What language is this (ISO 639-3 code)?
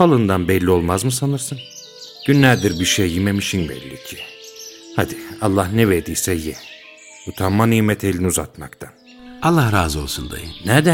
tur